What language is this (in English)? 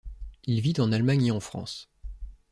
French